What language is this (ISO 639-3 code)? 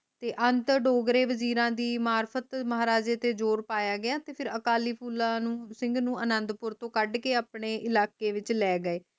pan